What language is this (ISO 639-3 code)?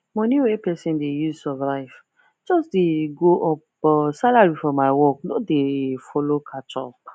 pcm